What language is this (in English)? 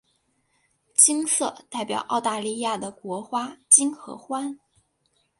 Chinese